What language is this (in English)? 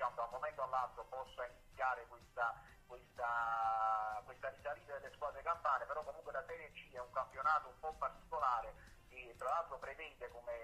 Italian